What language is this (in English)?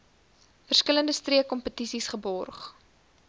Afrikaans